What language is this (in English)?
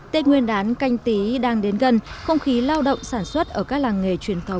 Vietnamese